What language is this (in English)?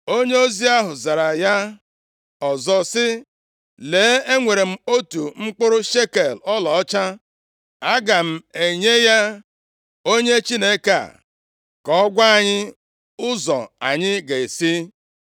Igbo